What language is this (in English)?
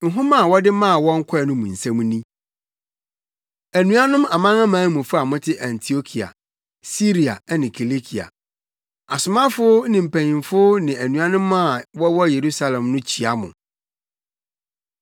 Akan